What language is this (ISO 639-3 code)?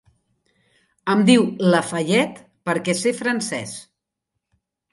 cat